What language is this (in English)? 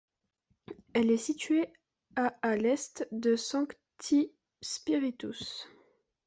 French